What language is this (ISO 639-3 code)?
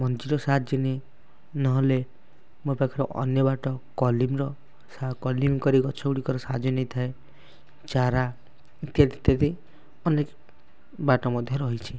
ori